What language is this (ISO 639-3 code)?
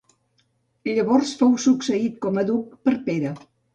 cat